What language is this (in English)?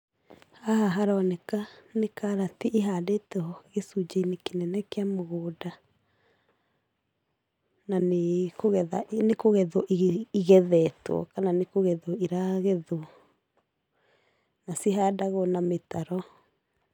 Kikuyu